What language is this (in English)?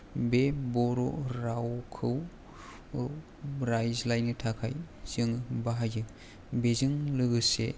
Bodo